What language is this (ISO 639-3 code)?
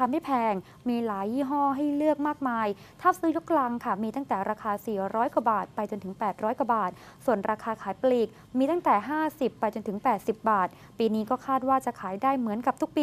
tha